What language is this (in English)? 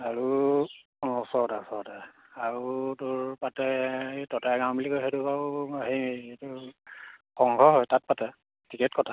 Assamese